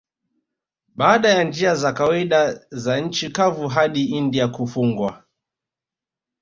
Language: Swahili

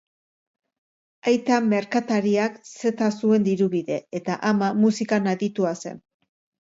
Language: Basque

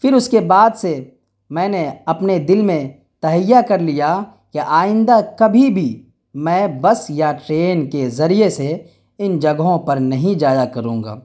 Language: Urdu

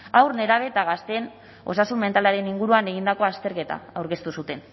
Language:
Basque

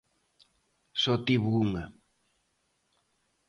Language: Galician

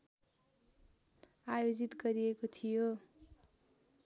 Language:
Nepali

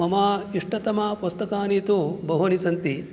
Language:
Sanskrit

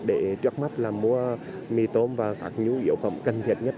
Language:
Vietnamese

